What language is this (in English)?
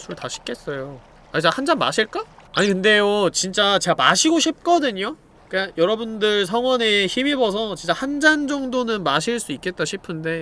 Korean